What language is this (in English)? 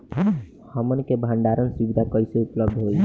Bhojpuri